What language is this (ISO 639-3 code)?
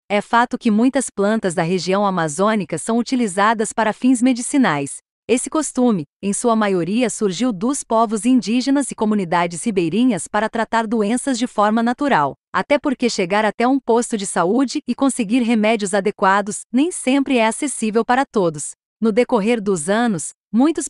por